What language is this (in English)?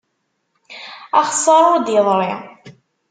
Kabyle